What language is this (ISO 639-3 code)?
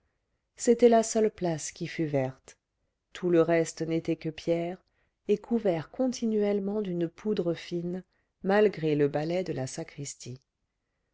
fra